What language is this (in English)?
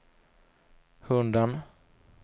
Swedish